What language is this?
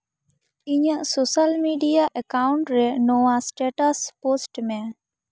Santali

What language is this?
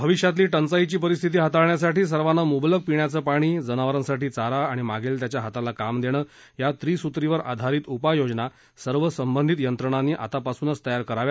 Marathi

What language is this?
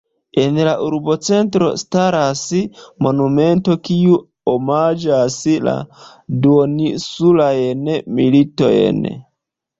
Esperanto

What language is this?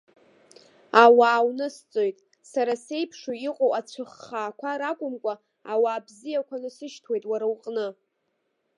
Abkhazian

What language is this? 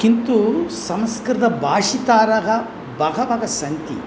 Sanskrit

